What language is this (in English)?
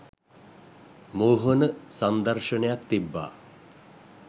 Sinhala